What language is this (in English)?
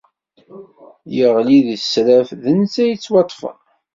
Kabyle